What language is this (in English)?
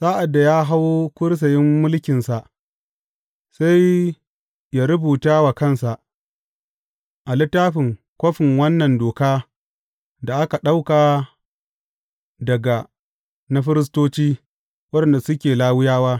Hausa